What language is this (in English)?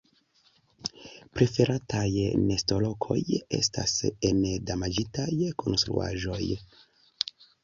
Esperanto